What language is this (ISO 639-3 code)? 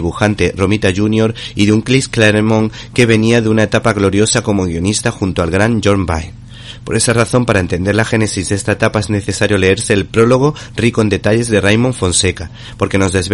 spa